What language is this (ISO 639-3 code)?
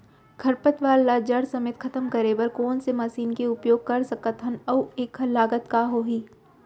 hne